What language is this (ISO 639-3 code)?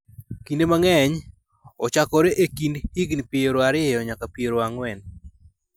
luo